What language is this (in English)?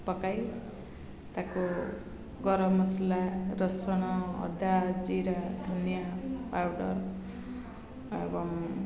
Odia